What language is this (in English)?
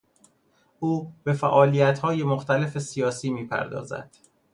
Persian